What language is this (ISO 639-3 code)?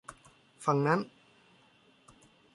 tha